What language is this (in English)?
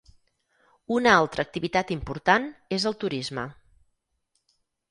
Catalan